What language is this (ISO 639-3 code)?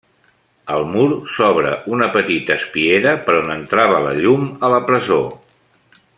cat